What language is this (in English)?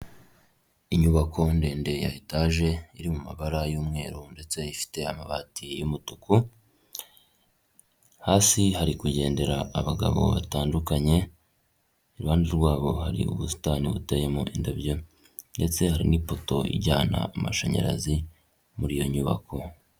Kinyarwanda